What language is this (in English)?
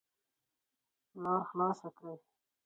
Pashto